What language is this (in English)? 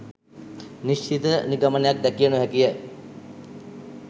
Sinhala